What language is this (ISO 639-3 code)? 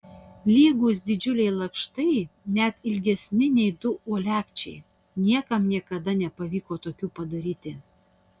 lit